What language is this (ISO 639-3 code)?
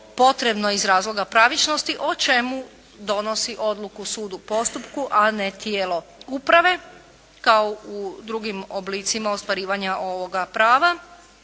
hrv